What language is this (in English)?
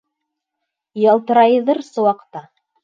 Bashkir